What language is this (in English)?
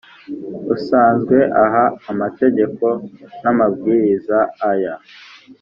Kinyarwanda